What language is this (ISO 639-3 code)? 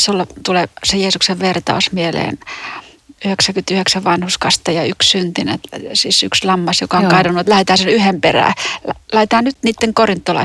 fin